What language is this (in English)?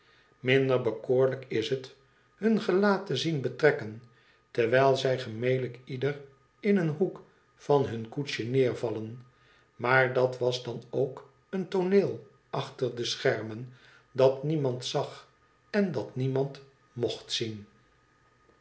Dutch